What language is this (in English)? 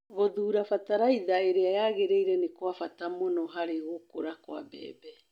Kikuyu